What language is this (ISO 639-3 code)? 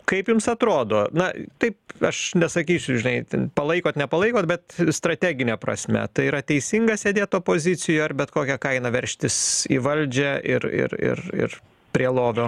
lit